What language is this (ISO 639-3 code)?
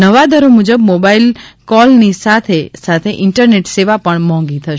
guj